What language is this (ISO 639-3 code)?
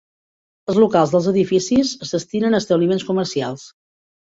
cat